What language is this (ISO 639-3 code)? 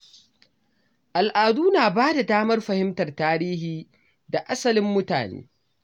hau